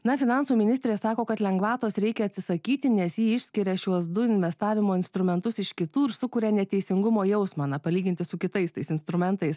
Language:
Lithuanian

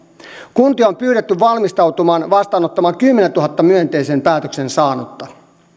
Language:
Finnish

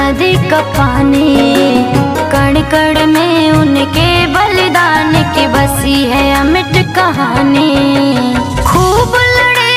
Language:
Hindi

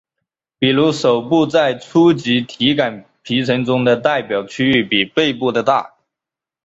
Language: Chinese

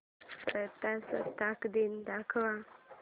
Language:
Marathi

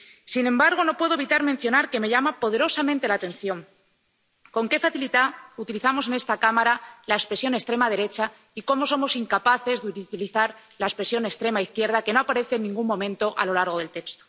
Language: Spanish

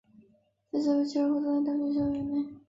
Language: Chinese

